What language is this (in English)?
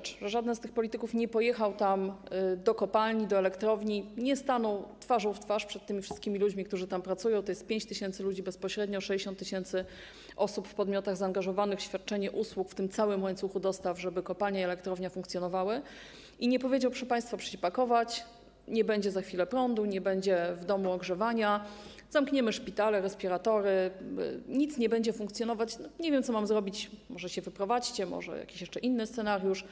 Polish